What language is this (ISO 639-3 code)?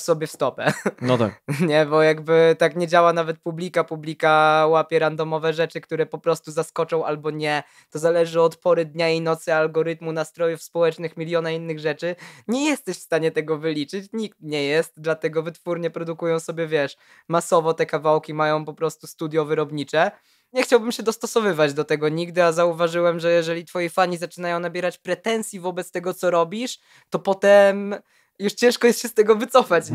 pol